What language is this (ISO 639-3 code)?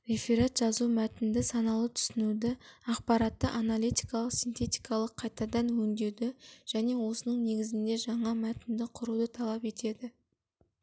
kaz